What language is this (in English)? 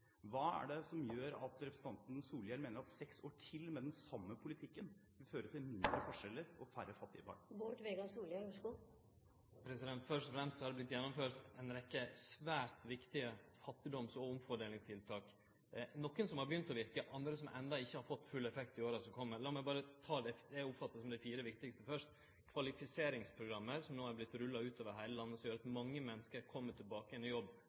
Norwegian